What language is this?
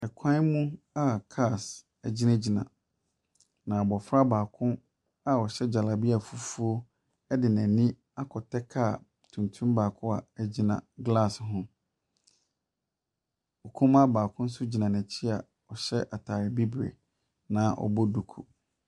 Akan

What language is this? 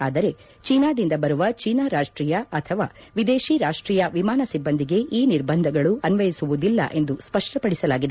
Kannada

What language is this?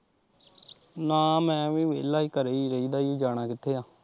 Punjabi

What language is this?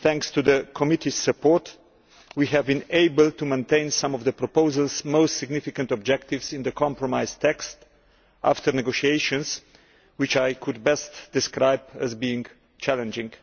English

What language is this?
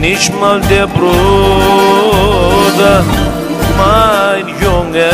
Arabic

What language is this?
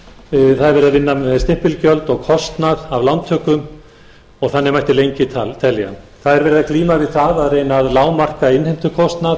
Icelandic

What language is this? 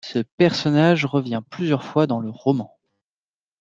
French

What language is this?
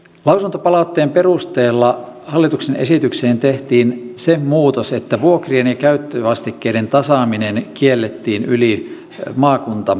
Finnish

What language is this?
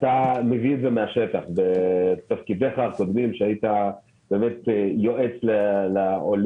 Hebrew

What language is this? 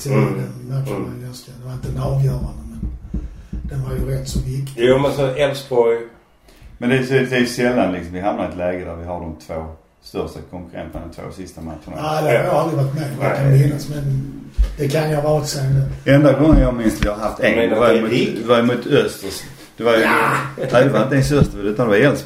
Swedish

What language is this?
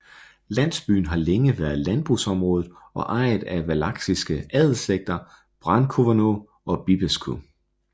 Danish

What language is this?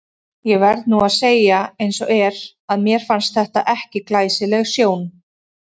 Icelandic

